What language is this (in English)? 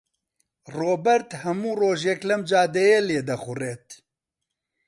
Central Kurdish